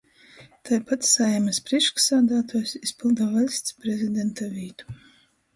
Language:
Latgalian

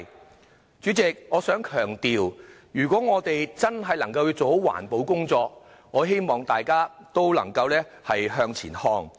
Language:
Cantonese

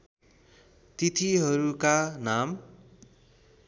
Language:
Nepali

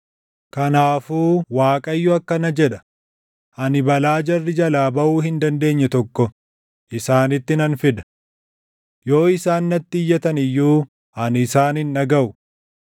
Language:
Oromo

